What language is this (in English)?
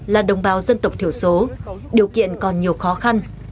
Vietnamese